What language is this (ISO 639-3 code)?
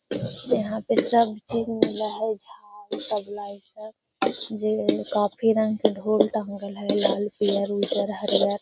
mag